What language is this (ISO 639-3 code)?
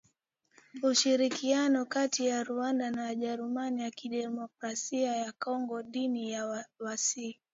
swa